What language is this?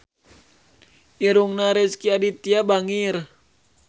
Sundanese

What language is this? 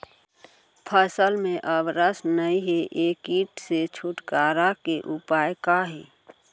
Chhattisgarhi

